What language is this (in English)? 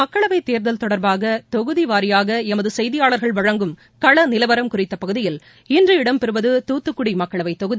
Tamil